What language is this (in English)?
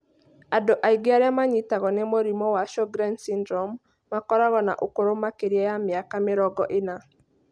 Kikuyu